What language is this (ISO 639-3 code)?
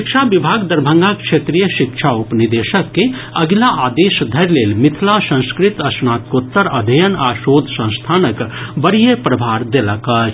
mai